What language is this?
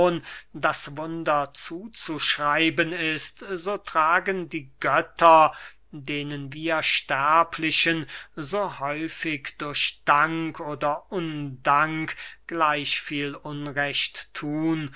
German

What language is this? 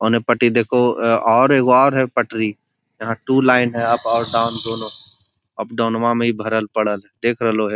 Magahi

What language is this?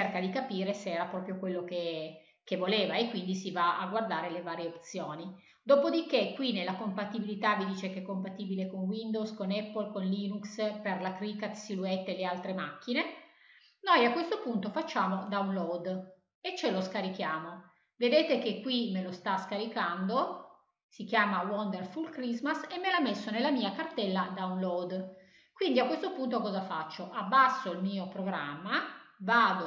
Italian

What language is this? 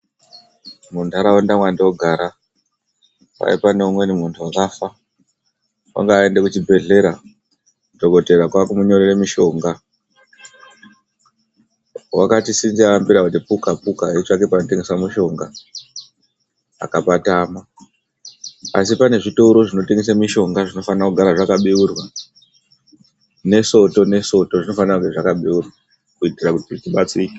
Ndau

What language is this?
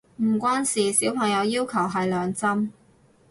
Cantonese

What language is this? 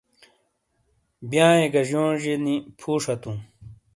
Shina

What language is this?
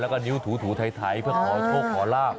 Thai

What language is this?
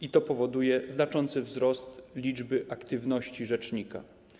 Polish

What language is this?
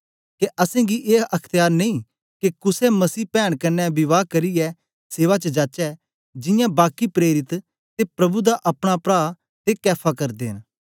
Dogri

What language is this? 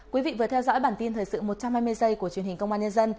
Vietnamese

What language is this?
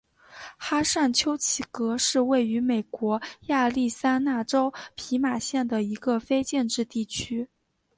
Chinese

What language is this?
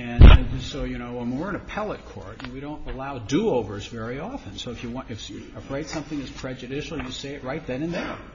English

